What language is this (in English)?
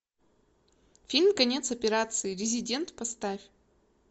Russian